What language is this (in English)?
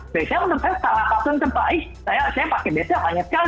Indonesian